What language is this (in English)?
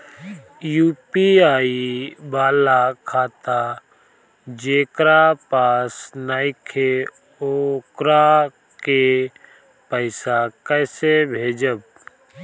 Bhojpuri